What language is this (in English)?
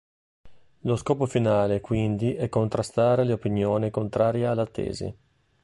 Italian